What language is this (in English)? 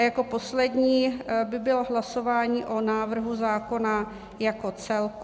Czech